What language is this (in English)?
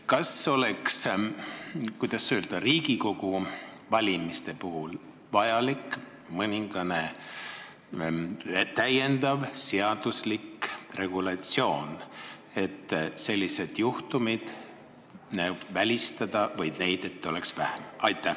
Estonian